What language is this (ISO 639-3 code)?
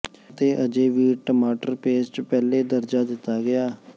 pan